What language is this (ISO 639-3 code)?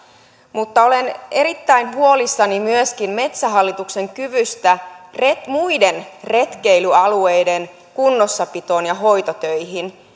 fin